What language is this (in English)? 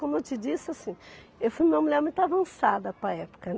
Portuguese